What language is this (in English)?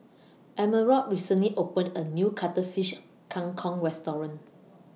English